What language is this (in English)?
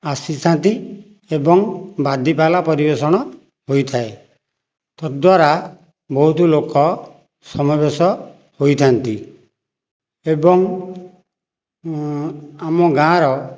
Odia